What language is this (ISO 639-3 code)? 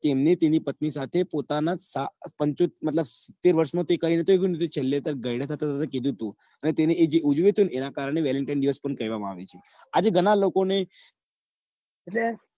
guj